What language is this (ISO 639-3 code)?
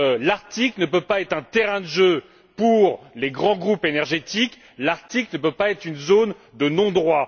fra